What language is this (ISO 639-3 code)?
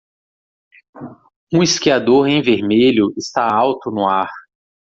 por